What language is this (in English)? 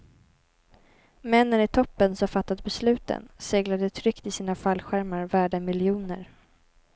Swedish